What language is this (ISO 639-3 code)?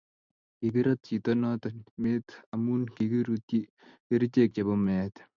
kln